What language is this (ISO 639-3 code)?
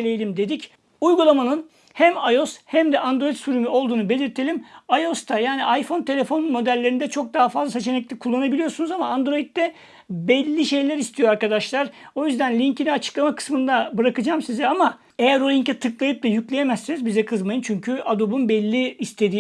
tur